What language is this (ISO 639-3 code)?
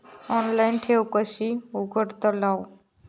mar